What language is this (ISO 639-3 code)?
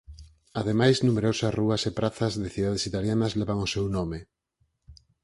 glg